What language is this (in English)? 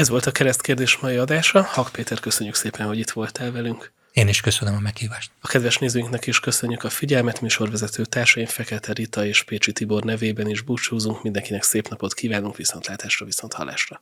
Hungarian